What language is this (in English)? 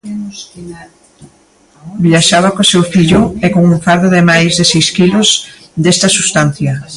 Galician